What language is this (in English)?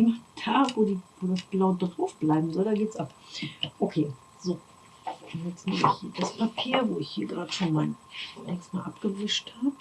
German